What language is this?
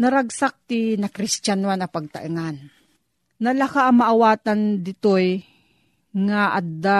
Filipino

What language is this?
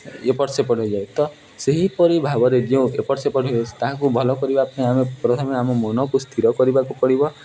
Odia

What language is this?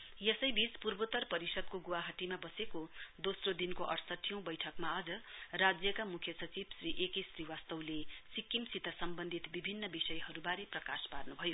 Nepali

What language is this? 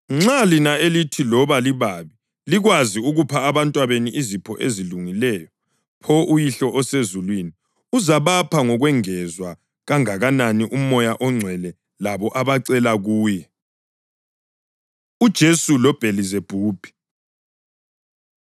North Ndebele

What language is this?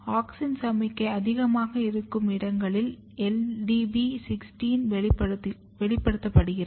Tamil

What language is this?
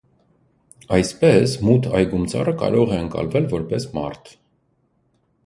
Armenian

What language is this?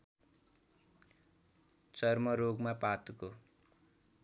Nepali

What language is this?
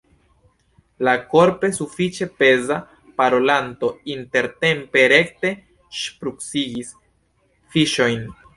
Esperanto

